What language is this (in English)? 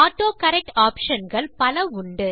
Tamil